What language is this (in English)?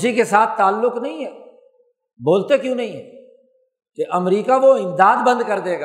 Urdu